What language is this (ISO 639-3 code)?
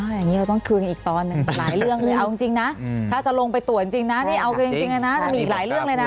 tha